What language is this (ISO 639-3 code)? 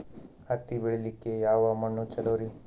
kan